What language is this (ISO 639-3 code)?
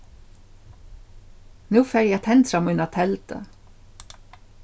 fao